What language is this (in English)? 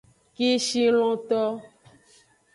Aja (Benin)